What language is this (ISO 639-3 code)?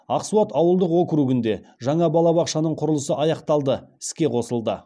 kaz